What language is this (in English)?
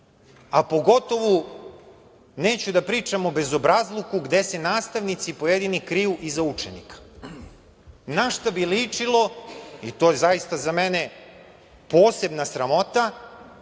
Serbian